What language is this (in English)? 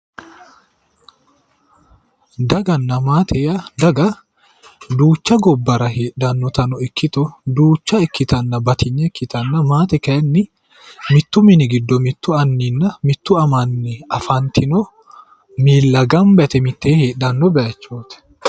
Sidamo